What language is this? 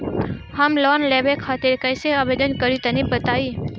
Bhojpuri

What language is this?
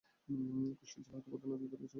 Bangla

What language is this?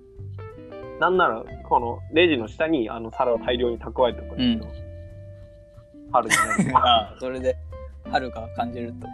Japanese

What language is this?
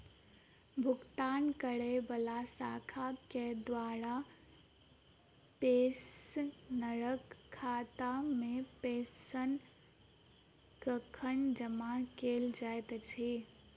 Maithili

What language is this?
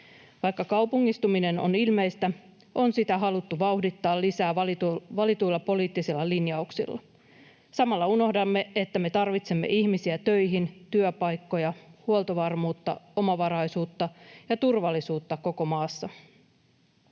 Finnish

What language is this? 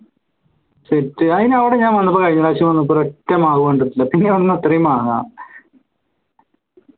Malayalam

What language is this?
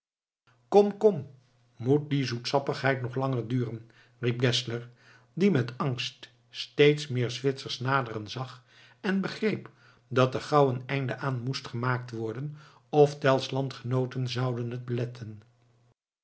Dutch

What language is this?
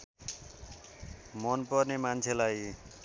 Nepali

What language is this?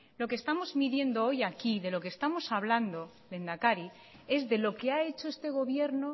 Spanish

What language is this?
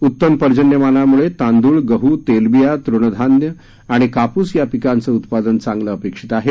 Marathi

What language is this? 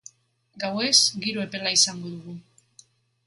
Basque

